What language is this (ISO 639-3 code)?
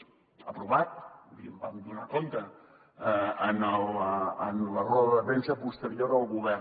cat